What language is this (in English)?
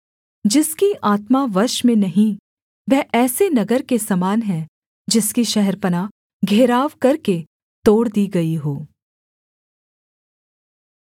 Hindi